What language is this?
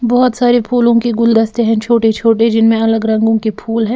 Hindi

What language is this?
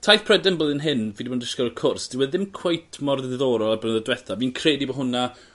Welsh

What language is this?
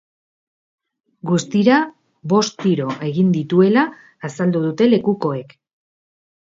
Basque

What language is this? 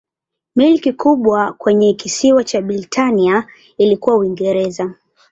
Swahili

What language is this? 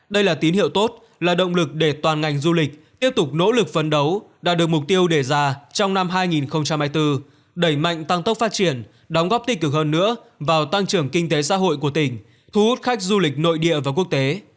Vietnamese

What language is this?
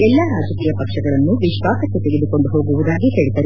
Kannada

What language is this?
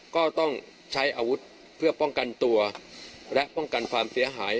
Thai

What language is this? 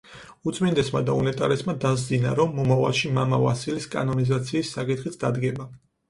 Georgian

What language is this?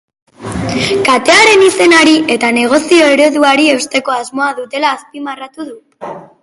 Basque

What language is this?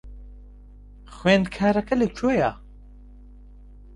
Central Kurdish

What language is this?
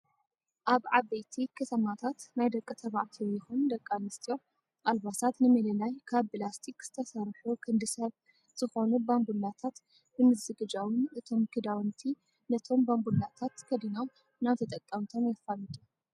Tigrinya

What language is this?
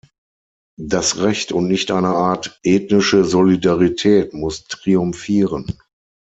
German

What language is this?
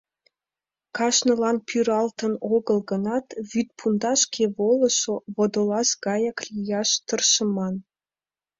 Mari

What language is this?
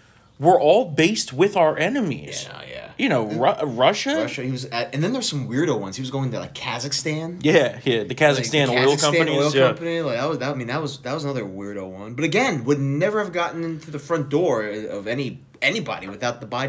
English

